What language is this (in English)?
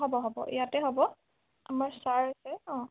Assamese